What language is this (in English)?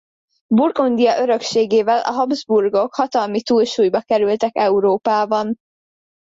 Hungarian